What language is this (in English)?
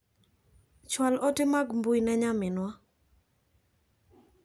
Luo (Kenya and Tanzania)